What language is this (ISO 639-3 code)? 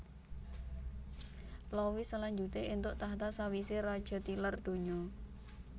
jav